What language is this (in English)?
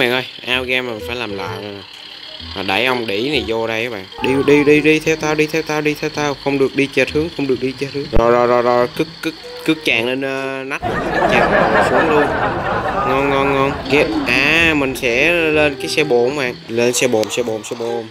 Vietnamese